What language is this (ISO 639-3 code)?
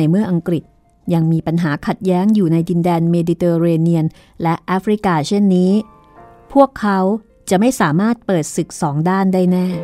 tha